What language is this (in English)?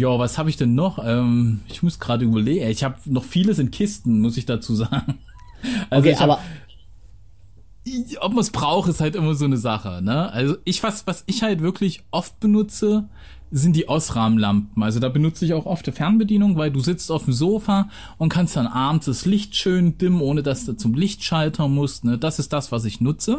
German